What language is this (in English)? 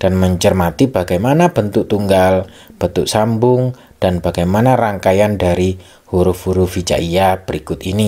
Indonesian